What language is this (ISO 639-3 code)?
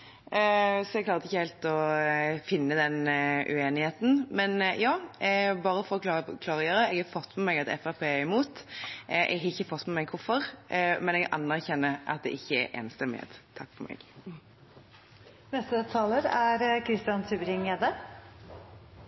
nob